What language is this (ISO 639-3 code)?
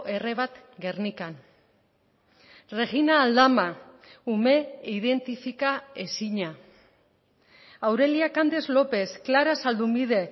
eus